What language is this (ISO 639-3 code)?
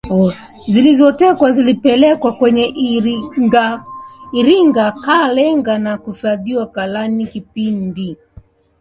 swa